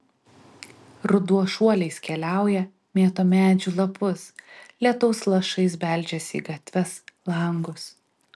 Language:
Lithuanian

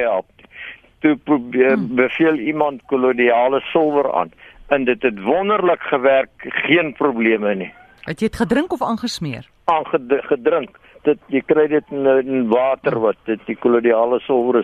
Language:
Dutch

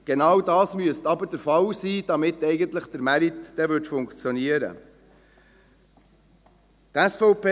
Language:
Swiss German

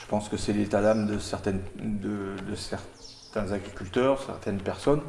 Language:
French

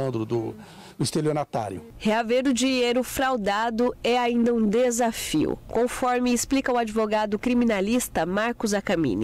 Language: Portuguese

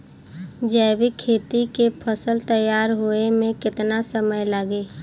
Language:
Bhojpuri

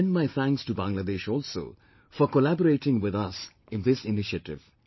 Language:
English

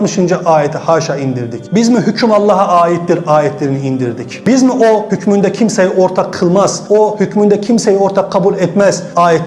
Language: Turkish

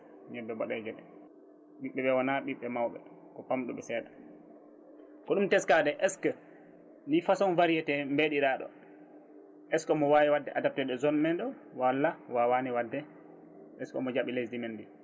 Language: Fula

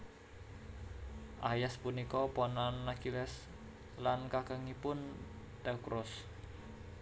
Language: Javanese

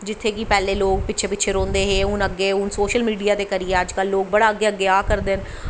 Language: Dogri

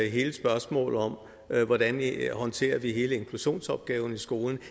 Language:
Danish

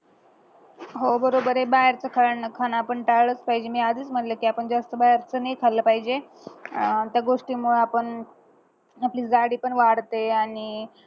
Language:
Marathi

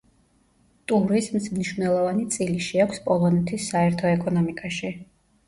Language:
Georgian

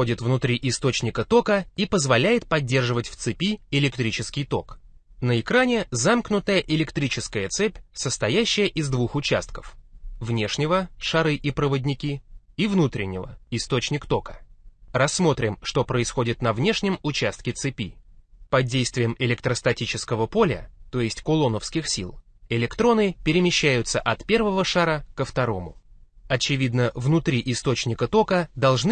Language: Russian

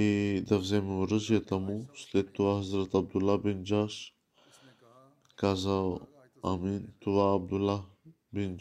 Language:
Bulgarian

